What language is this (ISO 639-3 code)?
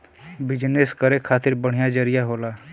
bho